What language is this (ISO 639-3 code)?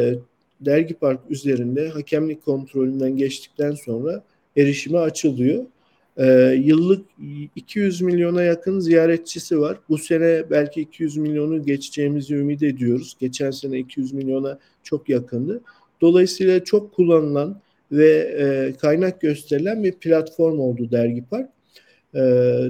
tur